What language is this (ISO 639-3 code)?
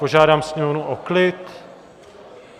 ces